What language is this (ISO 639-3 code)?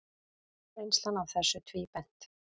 isl